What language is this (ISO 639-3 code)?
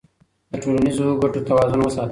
pus